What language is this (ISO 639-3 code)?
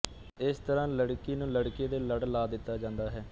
pan